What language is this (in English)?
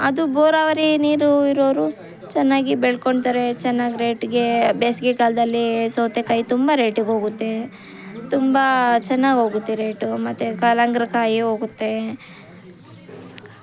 Kannada